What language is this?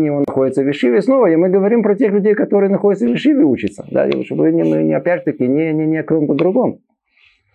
Russian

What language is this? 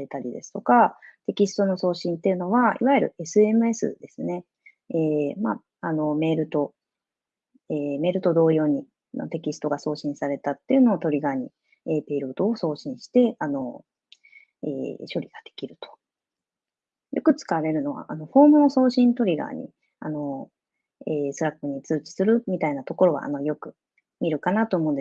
Japanese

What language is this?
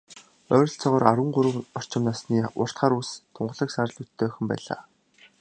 Mongolian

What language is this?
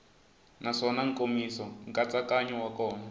Tsonga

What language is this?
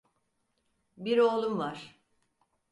Turkish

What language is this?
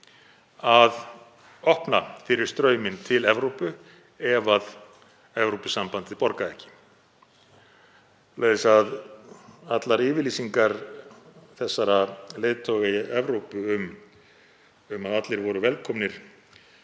Icelandic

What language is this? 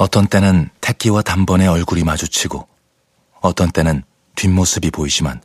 Korean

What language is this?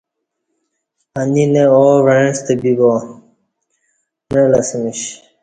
Kati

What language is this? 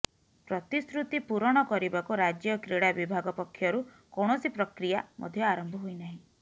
Odia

